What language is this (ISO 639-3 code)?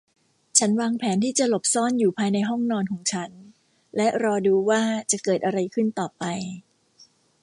tha